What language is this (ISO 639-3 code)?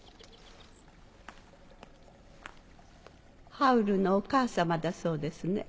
jpn